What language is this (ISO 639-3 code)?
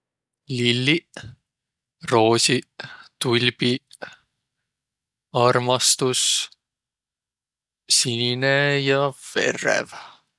vro